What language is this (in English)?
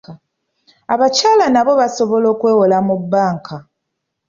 Ganda